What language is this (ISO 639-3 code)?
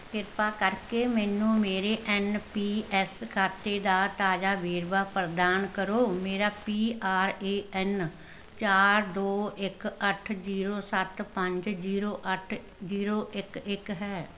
pan